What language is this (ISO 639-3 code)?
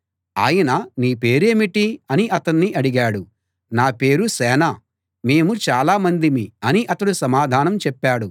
tel